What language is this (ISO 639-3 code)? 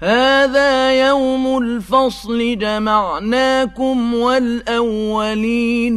ara